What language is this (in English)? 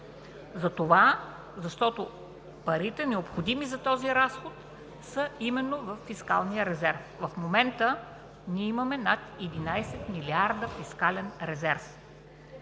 Bulgarian